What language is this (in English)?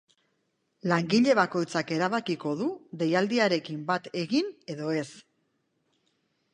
Basque